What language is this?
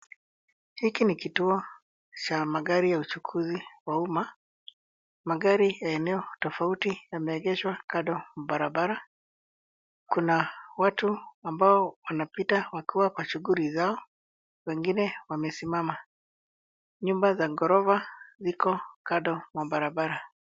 Swahili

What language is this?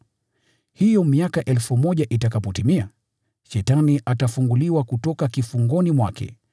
Swahili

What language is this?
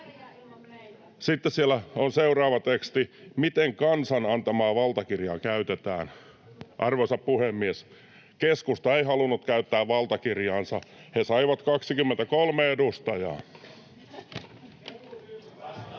Finnish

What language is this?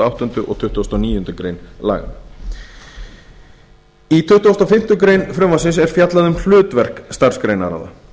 Icelandic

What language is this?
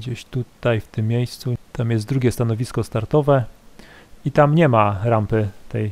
Polish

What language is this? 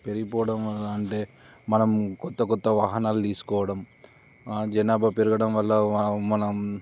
Telugu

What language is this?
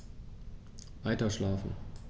German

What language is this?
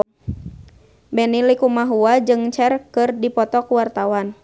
Sundanese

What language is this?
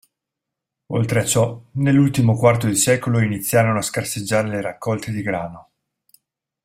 Italian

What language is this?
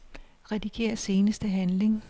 Danish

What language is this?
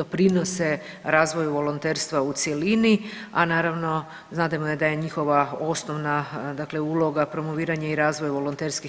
Croatian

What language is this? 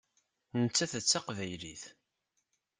Kabyle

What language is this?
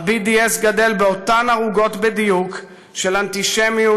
Hebrew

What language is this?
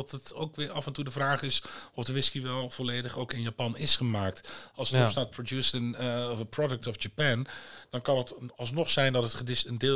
Dutch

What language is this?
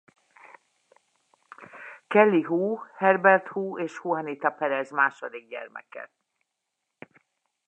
Hungarian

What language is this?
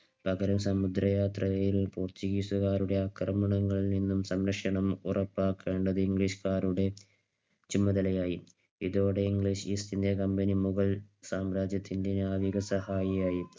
Malayalam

